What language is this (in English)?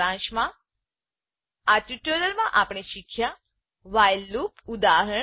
Gujarati